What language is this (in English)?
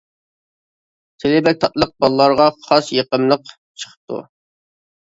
Uyghur